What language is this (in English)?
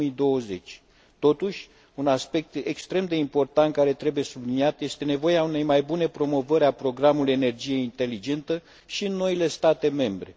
Romanian